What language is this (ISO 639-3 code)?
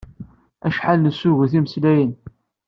kab